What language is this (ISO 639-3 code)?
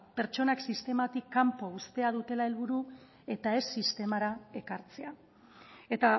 eus